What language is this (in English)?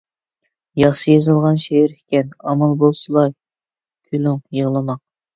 Uyghur